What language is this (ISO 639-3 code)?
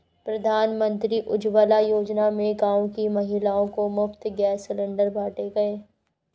hin